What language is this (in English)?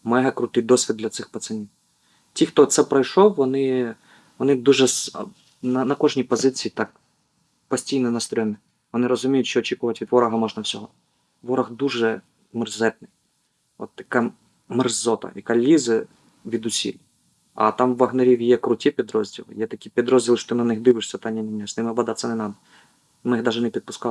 Ukrainian